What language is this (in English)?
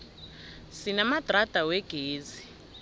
South Ndebele